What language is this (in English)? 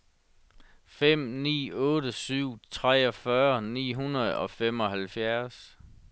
Danish